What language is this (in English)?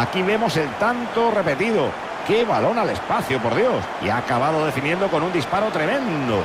Spanish